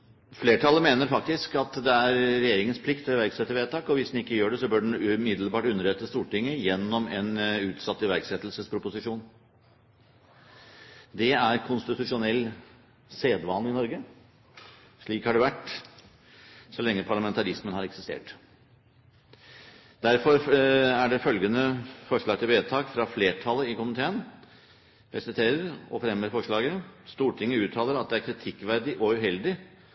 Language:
Norwegian Bokmål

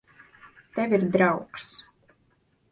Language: Latvian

